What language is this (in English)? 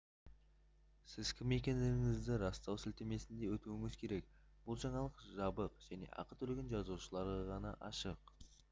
Kazakh